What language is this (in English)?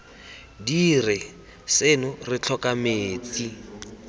Tswana